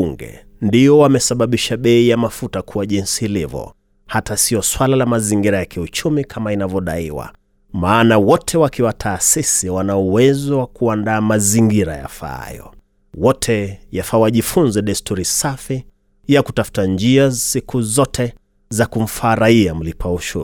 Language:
Swahili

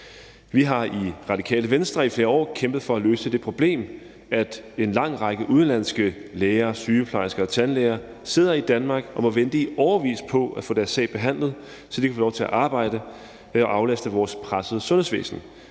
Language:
Danish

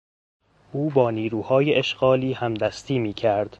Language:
Persian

